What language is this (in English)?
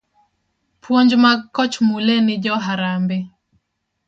Luo (Kenya and Tanzania)